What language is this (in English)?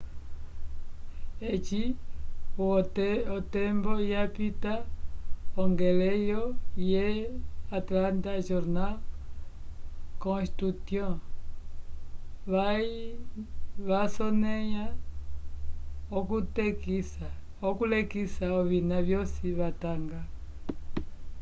Umbundu